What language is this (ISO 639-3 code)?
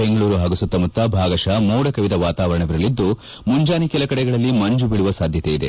kan